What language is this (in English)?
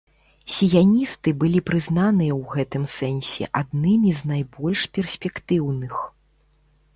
Belarusian